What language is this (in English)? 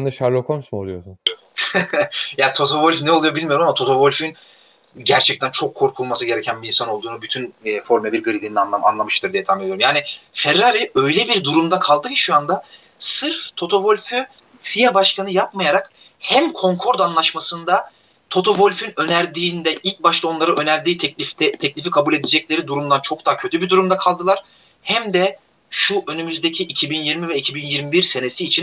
Turkish